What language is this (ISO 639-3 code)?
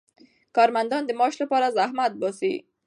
pus